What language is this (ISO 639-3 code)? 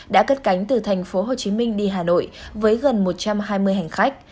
vie